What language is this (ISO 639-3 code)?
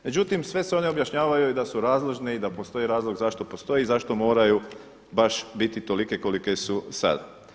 hrv